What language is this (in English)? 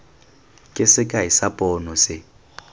Tswana